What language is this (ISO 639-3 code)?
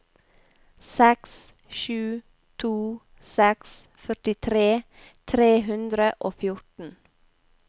nor